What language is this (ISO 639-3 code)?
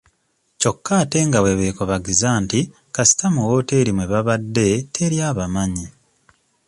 lug